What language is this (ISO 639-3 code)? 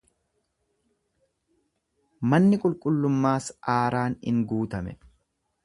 orm